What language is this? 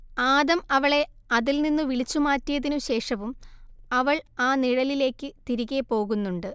Malayalam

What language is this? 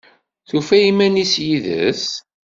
Kabyle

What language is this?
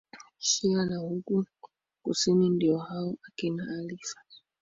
Swahili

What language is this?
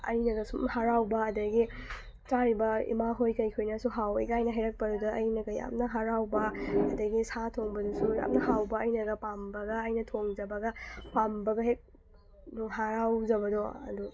Manipuri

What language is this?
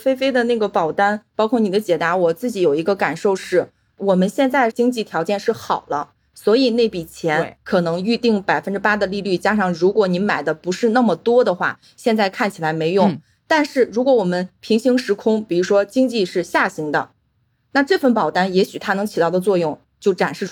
Chinese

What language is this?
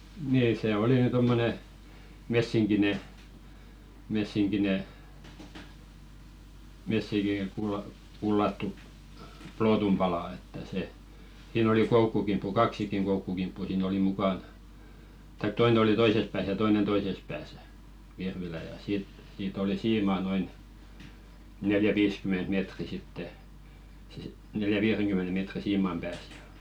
Finnish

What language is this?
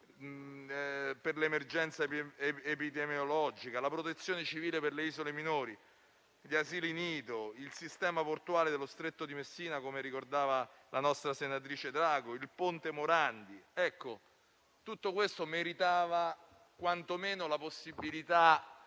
Italian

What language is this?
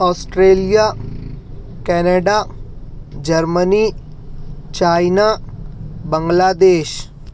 Urdu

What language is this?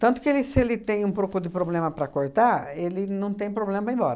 Portuguese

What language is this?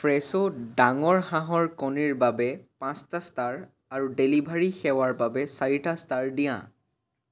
Assamese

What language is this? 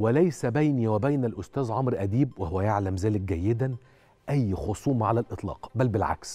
Arabic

